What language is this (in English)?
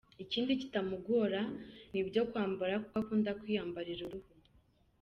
Kinyarwanda